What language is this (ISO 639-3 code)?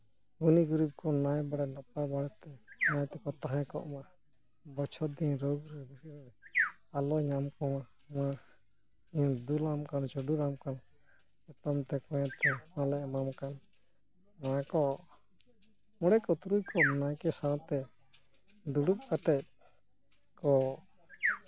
sat